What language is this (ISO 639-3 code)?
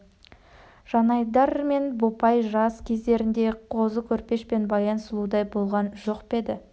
kaz